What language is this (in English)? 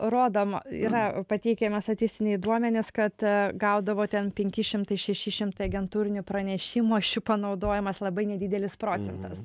Lithuanian